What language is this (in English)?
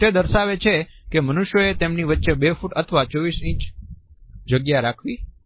Gujarati